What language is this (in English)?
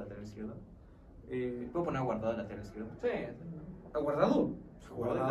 Spanish